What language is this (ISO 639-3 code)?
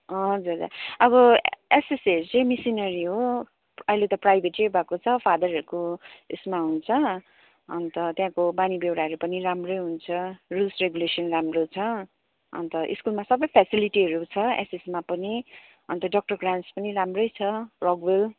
nep